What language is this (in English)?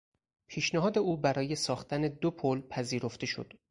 Persian